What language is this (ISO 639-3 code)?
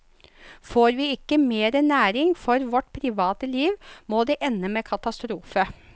nor